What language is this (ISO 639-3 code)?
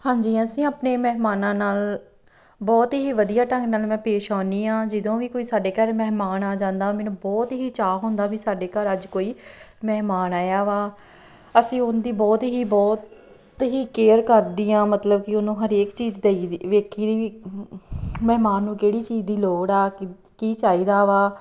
pan